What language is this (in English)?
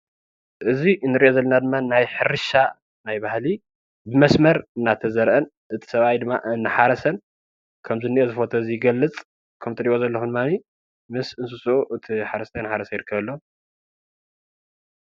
Tigrinya